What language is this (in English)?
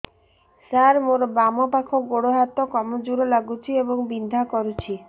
Odia